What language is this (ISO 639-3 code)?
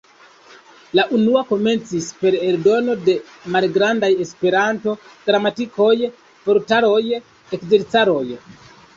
epo